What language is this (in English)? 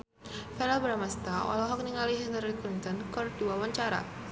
Sundanese